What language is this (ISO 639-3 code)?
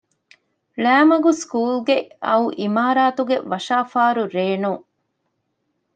div